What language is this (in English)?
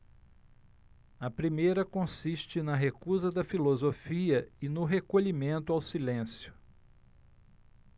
Portuguese